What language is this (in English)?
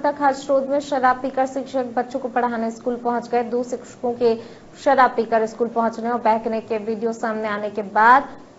Hindi